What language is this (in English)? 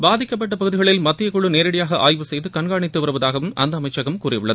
Tamil